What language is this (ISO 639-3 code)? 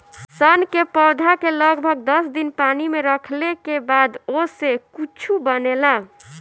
bho